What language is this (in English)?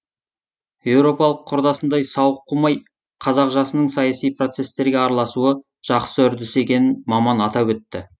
Kazakh